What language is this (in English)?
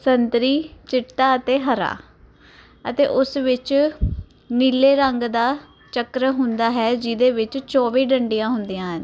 Punjabi